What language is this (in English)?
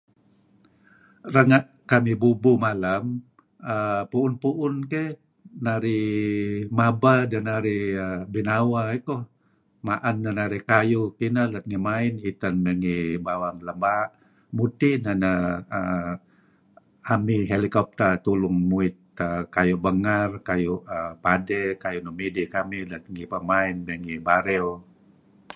Kelabit